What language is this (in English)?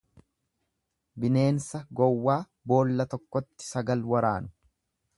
Oromo